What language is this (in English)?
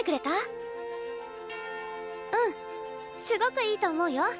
Japanese